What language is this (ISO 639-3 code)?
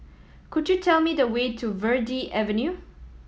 eng